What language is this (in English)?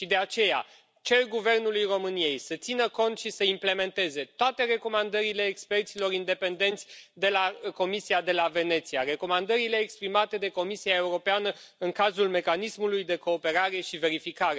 Romanian